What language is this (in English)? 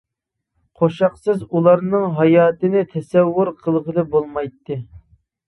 Uyghur